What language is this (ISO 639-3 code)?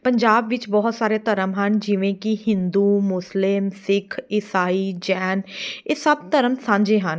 pan